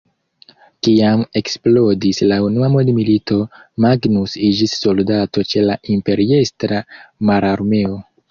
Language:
Esperanto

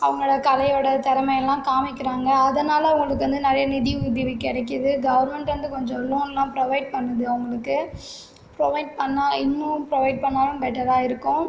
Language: Tamil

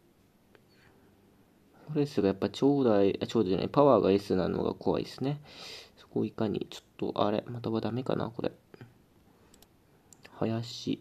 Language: Japanese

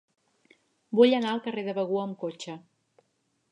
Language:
Catalan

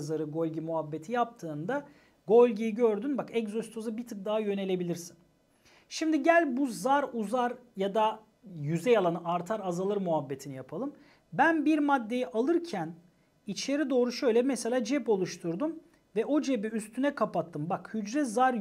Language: Turkish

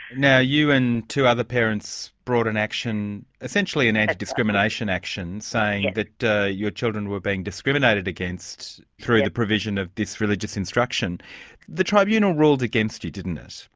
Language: English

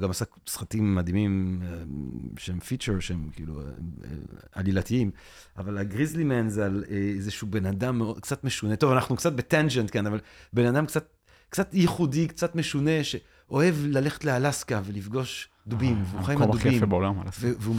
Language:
Hebrew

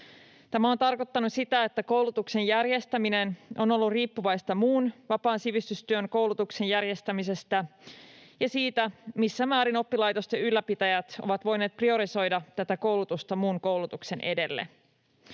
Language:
Finnish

